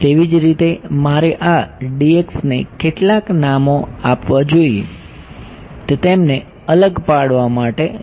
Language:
Gujarati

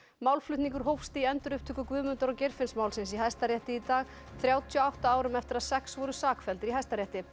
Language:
Icelandic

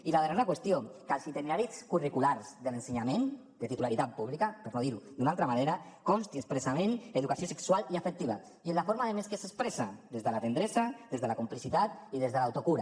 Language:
Catalan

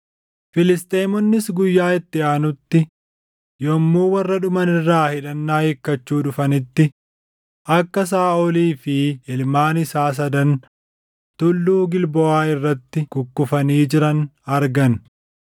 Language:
Oromo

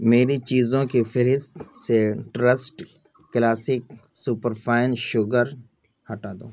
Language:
Urdu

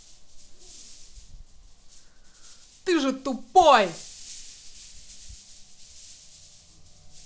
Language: Russian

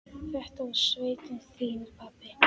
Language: Icelandic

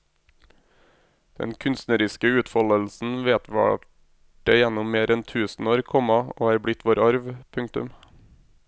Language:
Norwegian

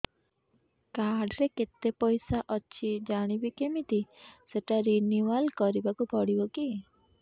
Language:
Odia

